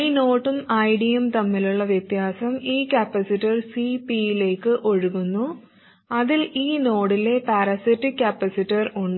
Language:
Malayalam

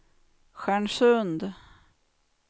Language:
Swedish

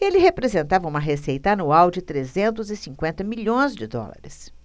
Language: Portuguese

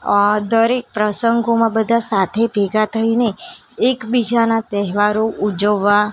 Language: Gujarati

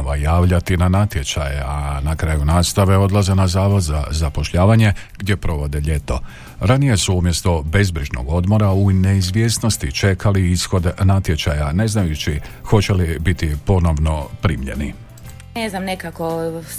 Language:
Croatian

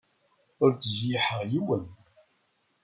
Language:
Kabyle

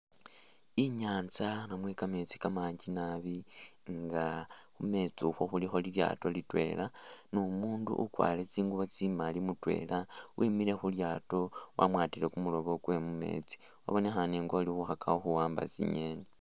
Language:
Masaaba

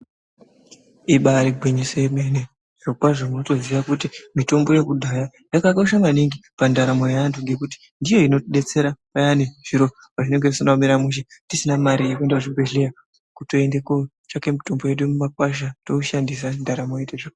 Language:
Ndau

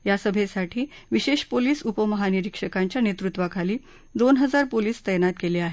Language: Marathi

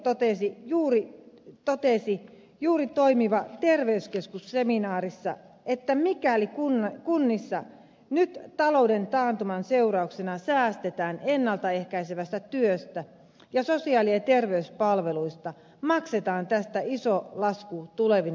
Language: Finnish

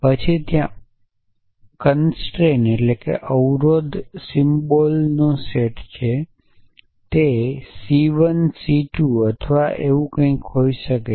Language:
Gujarati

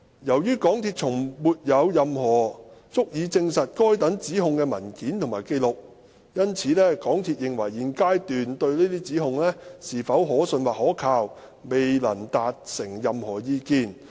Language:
Cantonese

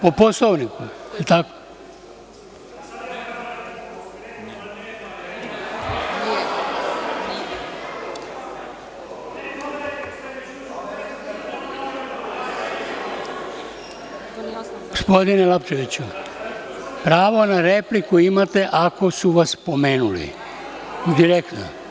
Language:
Serbian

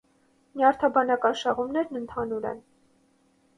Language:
Armenian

